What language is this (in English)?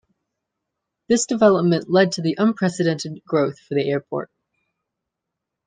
English